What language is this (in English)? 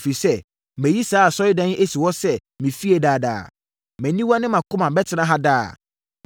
Akan